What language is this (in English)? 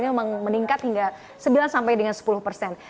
Indonesian